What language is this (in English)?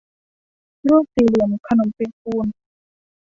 Thai